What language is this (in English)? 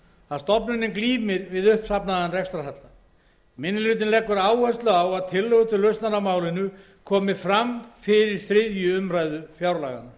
Icelandic